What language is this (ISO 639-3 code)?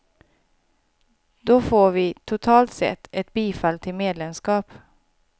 swe